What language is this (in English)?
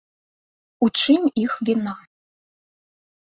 Belarusian